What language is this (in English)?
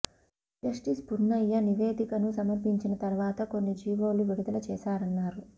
Telugu